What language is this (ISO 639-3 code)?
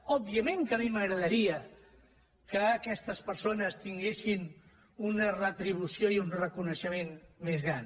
cat